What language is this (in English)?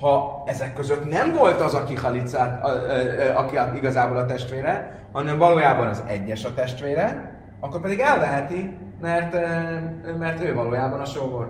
Hungarian